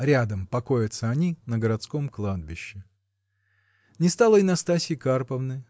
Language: Russian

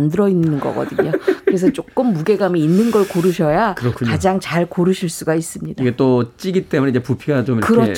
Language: Korean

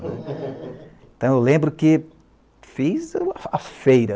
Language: Portuguese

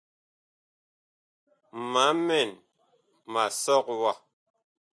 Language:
Bakoko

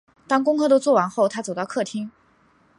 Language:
Chinese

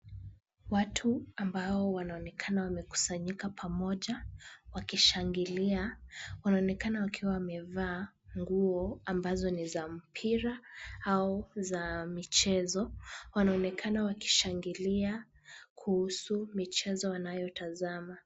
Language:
Swahili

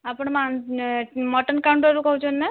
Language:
Odia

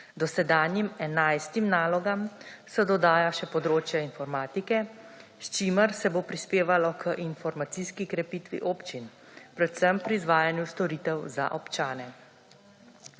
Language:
Slovenian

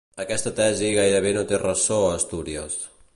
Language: Catalan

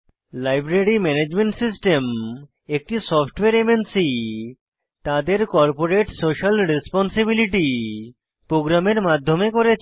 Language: Bangla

